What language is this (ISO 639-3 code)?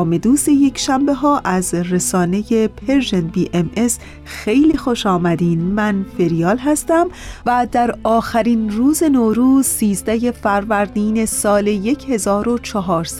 fas